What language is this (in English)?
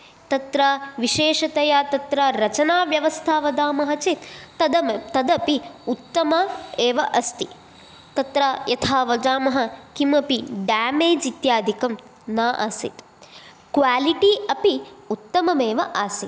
Sanskrit